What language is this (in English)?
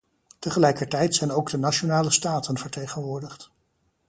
Dutch